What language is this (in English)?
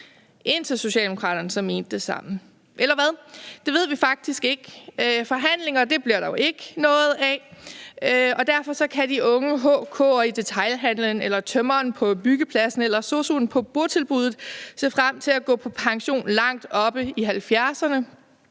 Danish